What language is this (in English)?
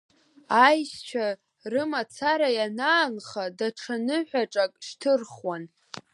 Abkhazian